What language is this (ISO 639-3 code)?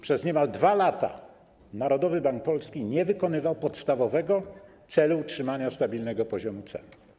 pol